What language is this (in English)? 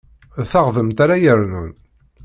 Kabyle